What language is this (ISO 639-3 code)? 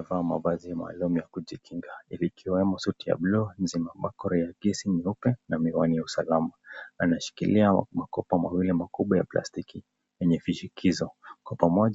swa